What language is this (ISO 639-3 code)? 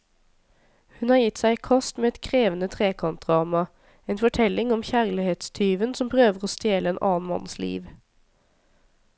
nor